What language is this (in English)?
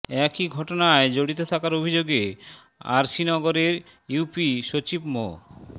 Bangla